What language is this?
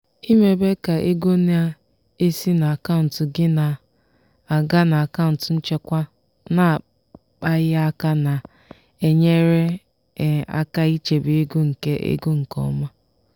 Igbo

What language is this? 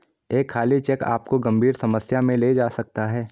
Hindi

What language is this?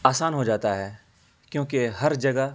Urdu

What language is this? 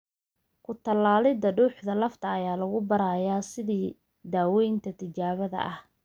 Somali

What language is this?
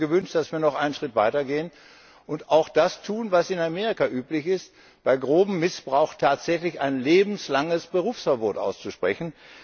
German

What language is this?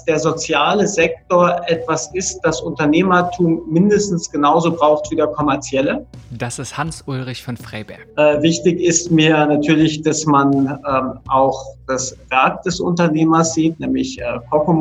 German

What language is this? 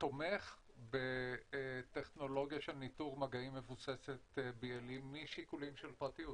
Hebrew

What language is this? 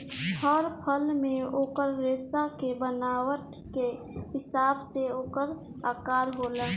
Bhojpuri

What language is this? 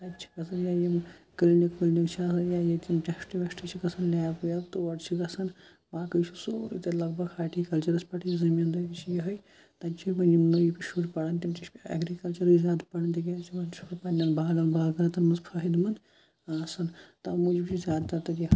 Kashmiri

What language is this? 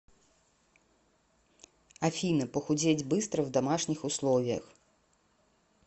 Russian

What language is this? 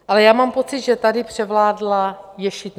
Czech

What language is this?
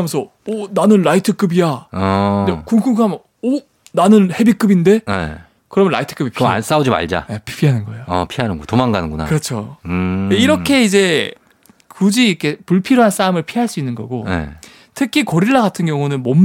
Korean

